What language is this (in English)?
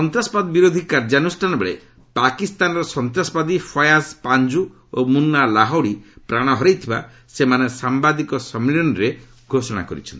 Odia